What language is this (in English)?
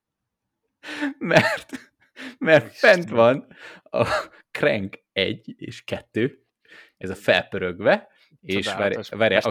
Hungarian